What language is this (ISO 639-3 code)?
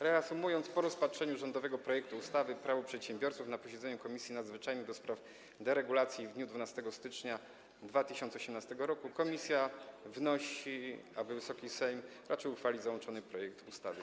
pol